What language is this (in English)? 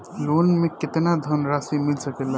Bhojpuri